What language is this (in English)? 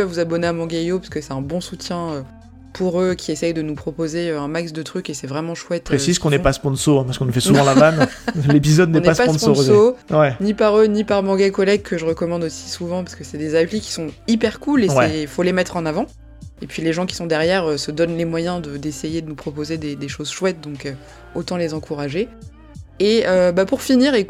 French